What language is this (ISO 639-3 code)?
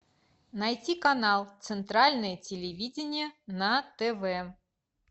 rus